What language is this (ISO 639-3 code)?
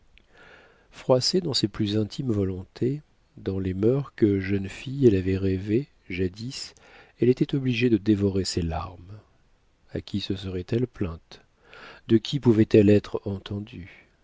fra